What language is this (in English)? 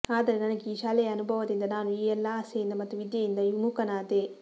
Kannada